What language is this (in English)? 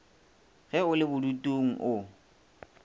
Northern Sotho